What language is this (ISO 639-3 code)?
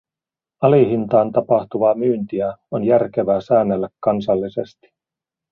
fin